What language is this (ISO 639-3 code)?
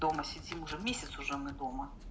rus